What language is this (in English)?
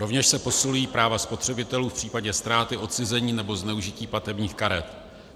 Czech